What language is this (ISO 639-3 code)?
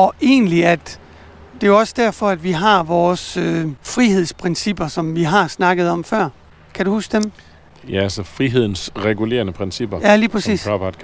dan